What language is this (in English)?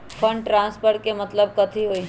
Magahi